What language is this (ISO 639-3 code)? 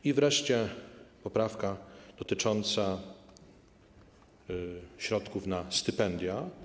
pol